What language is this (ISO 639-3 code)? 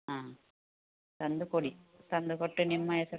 kan